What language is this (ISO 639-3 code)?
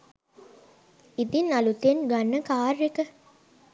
sin